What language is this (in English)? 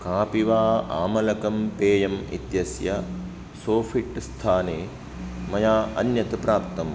Sanskrit